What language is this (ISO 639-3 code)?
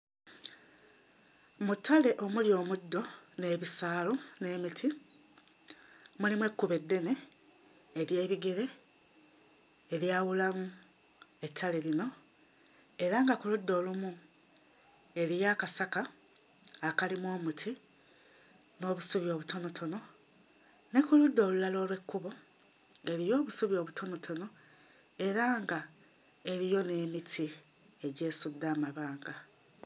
lug